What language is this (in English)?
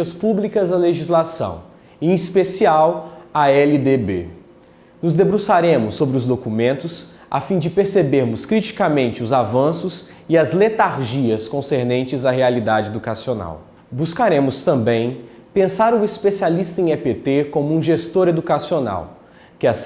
Portuguese